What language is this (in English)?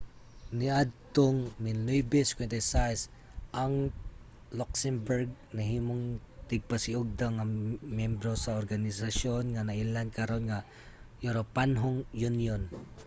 Cebuano